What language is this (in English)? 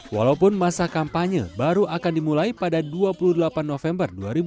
Indonesian